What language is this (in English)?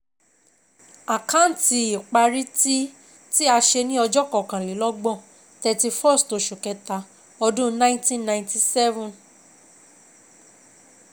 Yoruba